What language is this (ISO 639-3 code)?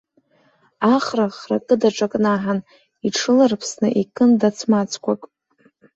abk